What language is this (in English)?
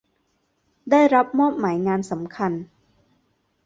Thai